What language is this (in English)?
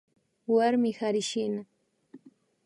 Imbabura Highland Quichua